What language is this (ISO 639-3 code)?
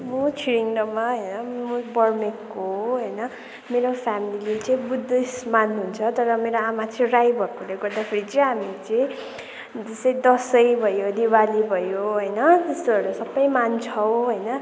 nep